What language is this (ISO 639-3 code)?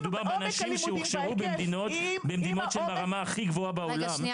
heb